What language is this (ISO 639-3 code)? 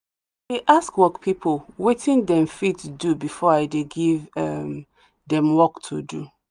pcm